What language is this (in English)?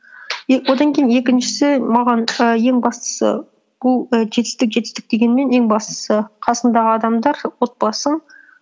Kazakh